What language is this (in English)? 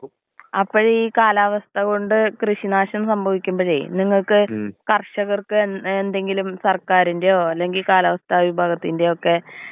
Malayalam